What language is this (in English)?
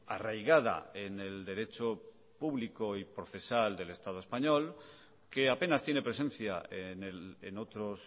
Spanish